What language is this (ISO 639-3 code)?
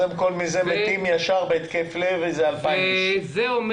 heb